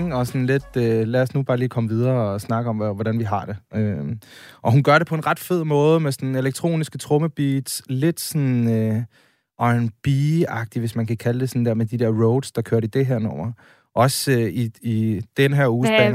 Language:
Danish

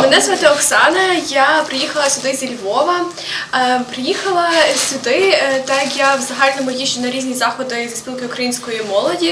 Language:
Ukrainian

